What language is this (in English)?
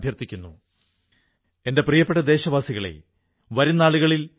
Malayalam